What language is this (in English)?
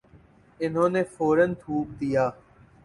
Urdu